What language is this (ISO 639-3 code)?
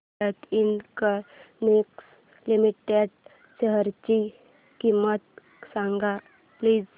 mar